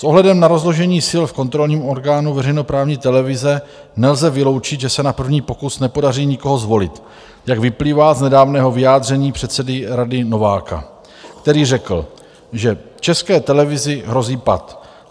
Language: Czech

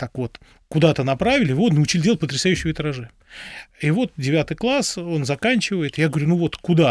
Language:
Russian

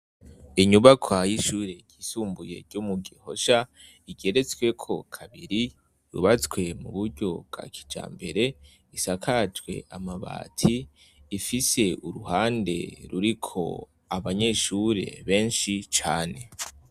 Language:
Rundi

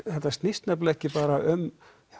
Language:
Icelandic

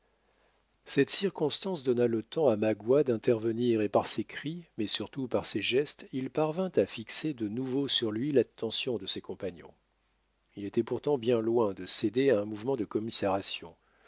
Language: French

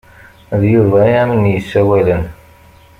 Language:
Kabyle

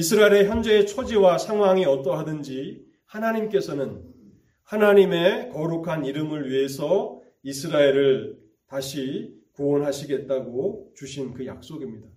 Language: Korean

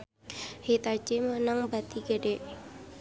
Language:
Sundanese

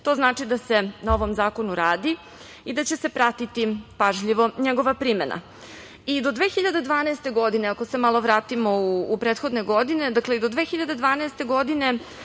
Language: Serbian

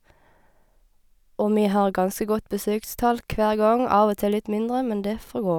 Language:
Norwegian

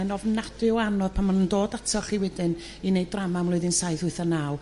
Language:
Welsh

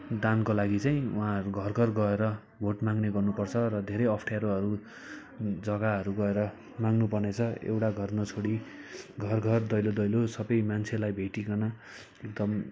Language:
Nepali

